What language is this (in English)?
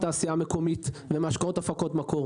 Hebrew